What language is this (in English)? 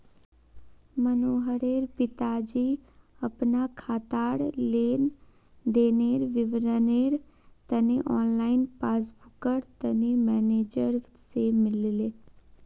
Magahi